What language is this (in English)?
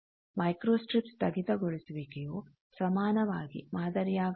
Kannada